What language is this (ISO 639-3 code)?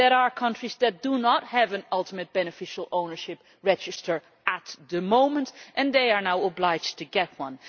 eng